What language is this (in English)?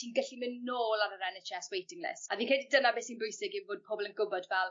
Welsh